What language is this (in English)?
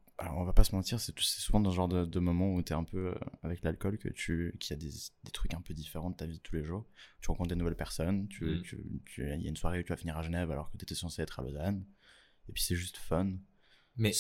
French